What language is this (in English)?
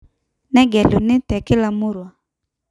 Masai